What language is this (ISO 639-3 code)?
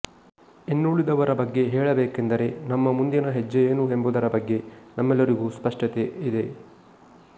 kan